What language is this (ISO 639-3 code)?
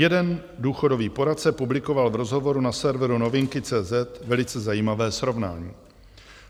ces